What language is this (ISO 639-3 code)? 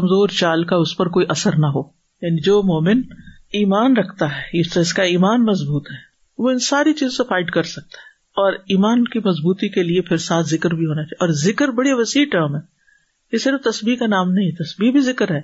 urd